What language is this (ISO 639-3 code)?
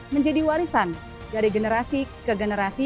ind